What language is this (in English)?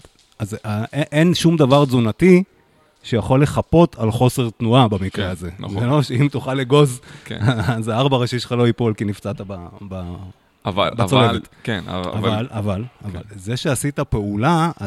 Hebrew